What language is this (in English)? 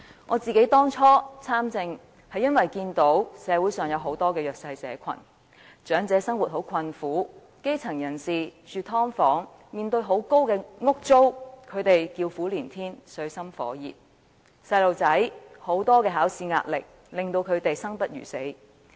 Cantonese